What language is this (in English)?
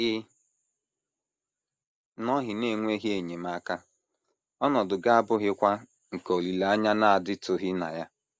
Igbo